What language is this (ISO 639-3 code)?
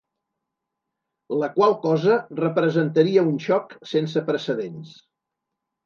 cat